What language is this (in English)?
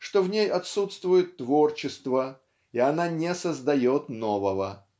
Russian